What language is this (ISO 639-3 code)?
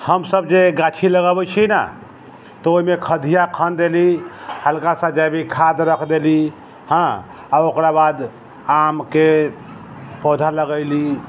mai